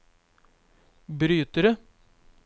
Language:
Norwegian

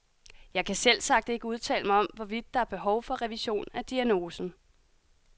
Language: Danish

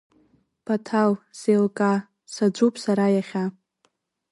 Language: Abkhazian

